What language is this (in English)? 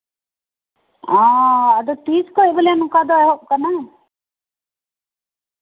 Santali